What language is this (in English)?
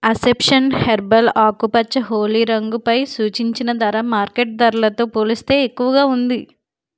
Telugu